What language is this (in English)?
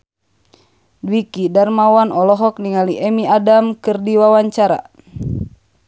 Sundanese